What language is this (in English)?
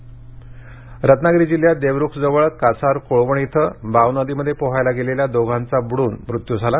Marathi